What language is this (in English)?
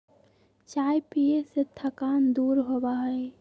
Magahi